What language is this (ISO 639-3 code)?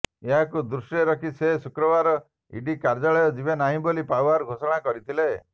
ori